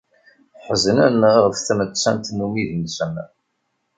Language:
Kabyle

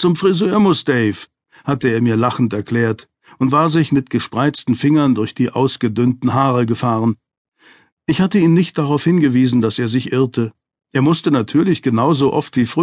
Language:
German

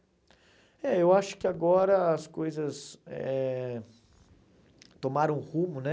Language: Portuguese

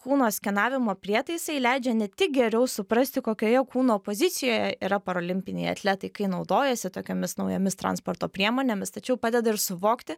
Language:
Lithuanian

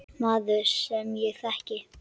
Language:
Icelandic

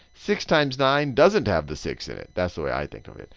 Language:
English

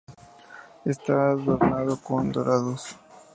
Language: Spanish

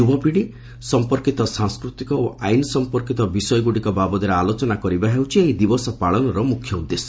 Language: Odia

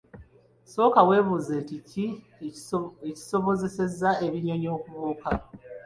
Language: Ganda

